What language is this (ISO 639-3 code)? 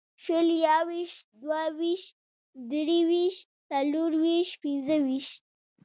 pus